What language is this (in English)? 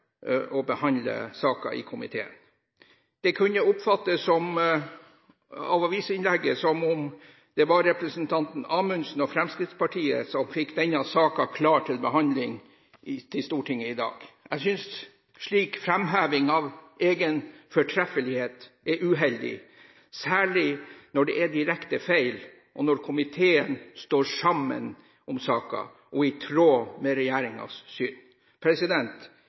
Norwegian Bokmål